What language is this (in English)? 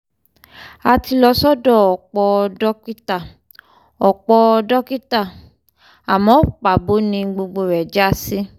Yoruba